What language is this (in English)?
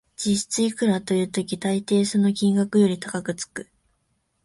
Japanese